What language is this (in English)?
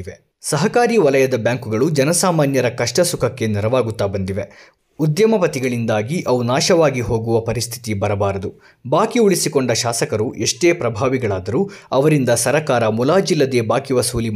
Kannada